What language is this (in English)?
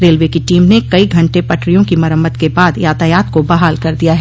Hindi